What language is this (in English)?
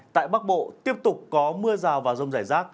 Vietnamese